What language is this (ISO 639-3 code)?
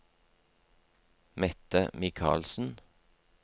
nor